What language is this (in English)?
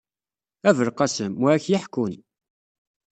Kabyle